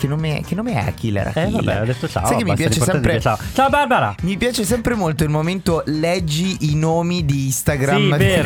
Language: Italian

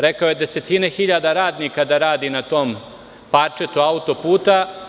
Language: Serbian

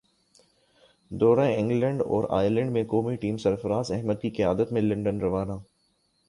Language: Urdu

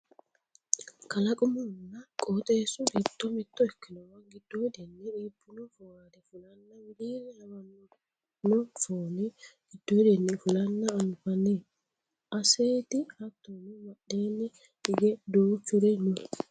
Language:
Sidamo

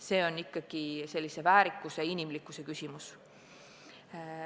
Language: Estonian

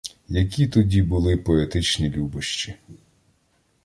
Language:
Ukrainian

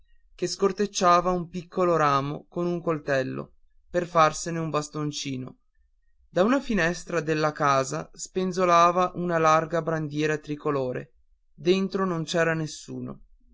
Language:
Italian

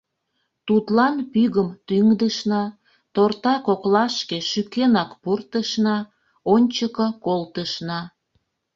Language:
Mari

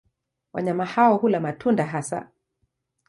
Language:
Swahili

